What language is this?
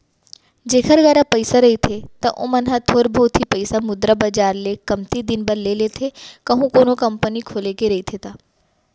Chhattisgarhi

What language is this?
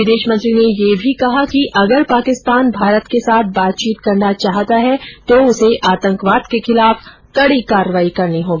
Hindi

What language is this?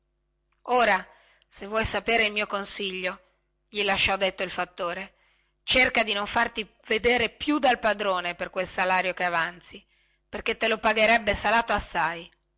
Italian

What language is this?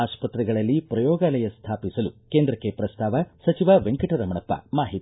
Kannada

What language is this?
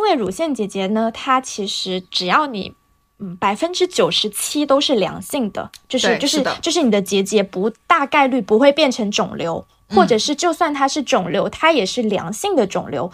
Chinese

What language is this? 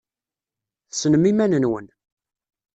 Kabyle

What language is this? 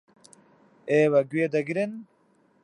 Central Kurdish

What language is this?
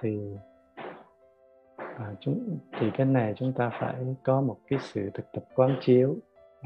Vietnamese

